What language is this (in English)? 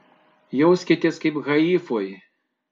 Lithuanian